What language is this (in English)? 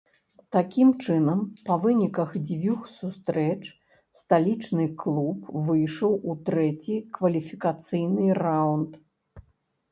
Belarusian